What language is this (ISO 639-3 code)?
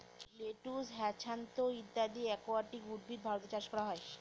ben